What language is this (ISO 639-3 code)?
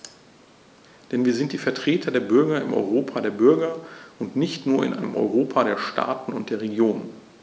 deu